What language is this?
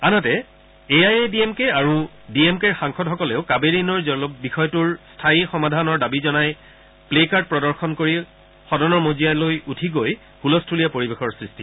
Assamese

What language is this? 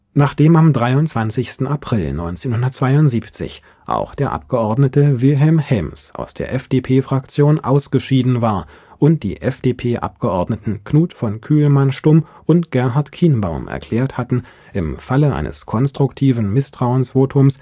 German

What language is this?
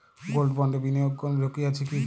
Bangla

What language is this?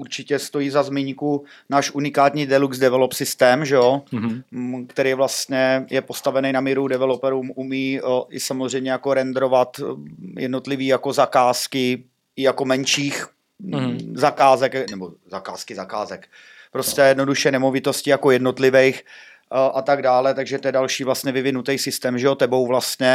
Czech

